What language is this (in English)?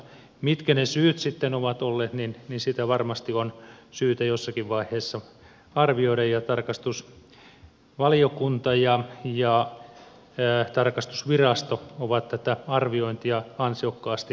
Finnish